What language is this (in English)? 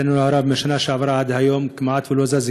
Hebrew